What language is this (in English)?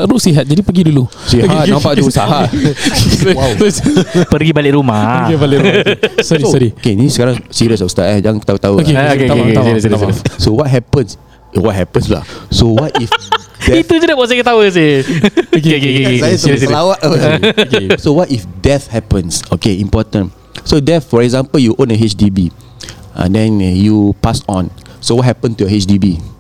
Malay